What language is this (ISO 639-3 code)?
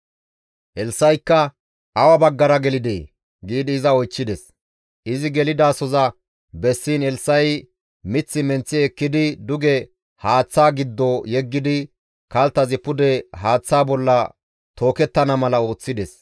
gmv